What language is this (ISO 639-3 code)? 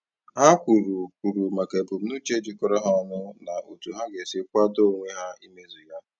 ibo